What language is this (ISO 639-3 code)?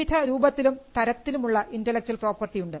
mal